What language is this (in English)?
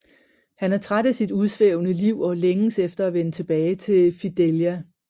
Danish